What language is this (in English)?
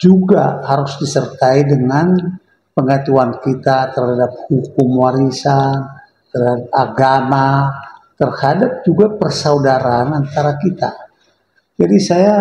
Indonesian